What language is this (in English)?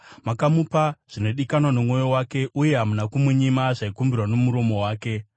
Shona